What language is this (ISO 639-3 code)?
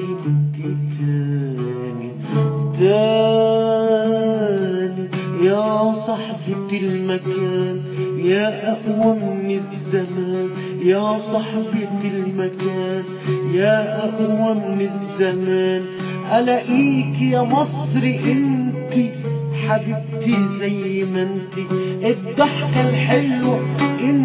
ara